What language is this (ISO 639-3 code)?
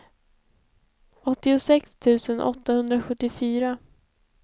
swe